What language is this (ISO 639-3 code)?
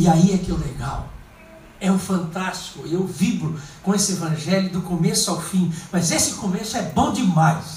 por